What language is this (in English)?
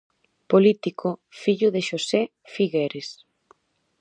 Galician